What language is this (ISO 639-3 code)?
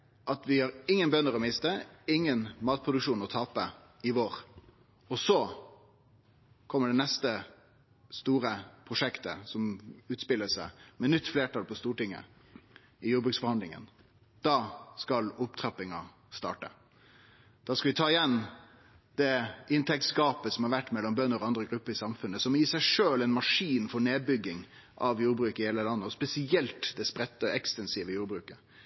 nno